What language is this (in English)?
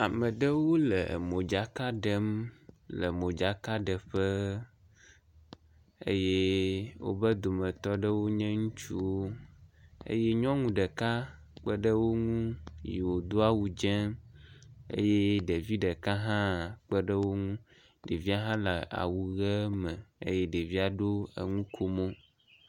Ewe